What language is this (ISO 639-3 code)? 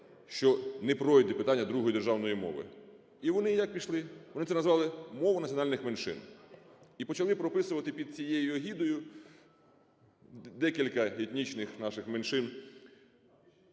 ukr